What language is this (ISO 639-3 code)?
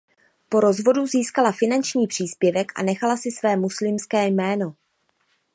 ces